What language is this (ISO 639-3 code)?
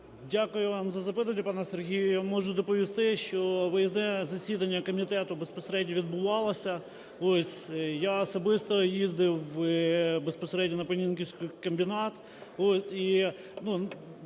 ukr